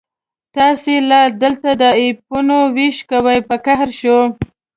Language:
Pashto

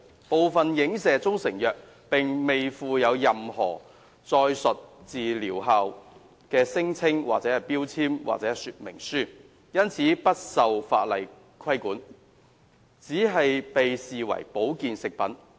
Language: Cantonese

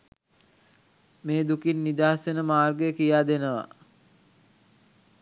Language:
Sinhala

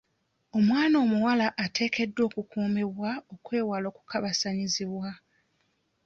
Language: Ganda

